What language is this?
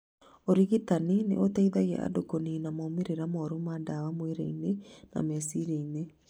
Kikuyu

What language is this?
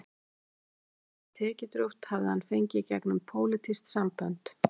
Icelandic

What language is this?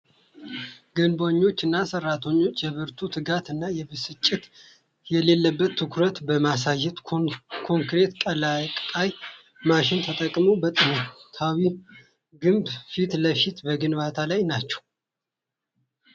Amharic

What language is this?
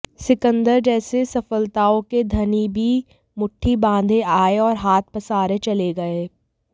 Hindi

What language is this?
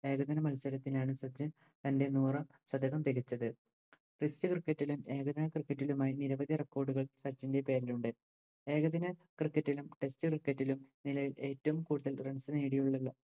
Malayalam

